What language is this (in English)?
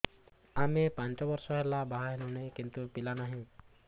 Odia